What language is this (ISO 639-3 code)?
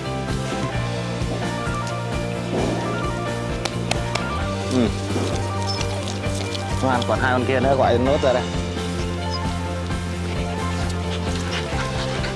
vie